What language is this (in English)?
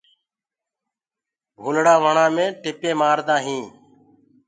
Gurgula